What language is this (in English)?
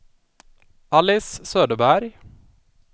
Swedish